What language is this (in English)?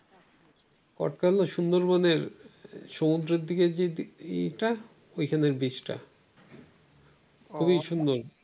Bangla